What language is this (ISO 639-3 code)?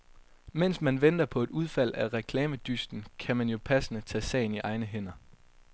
dan